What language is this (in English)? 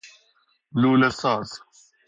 Persian